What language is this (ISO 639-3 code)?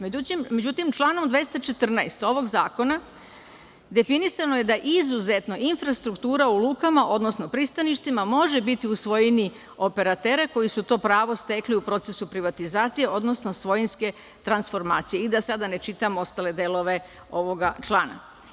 srp